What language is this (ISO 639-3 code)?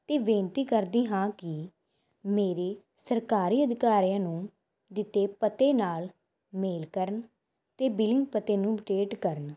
pan